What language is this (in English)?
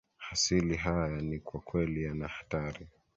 Swahili